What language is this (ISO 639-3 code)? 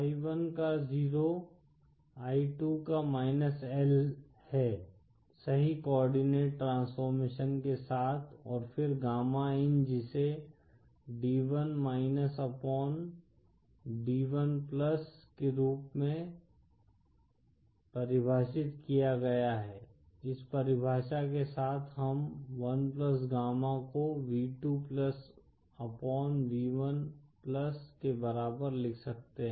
hin